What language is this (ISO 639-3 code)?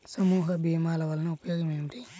tel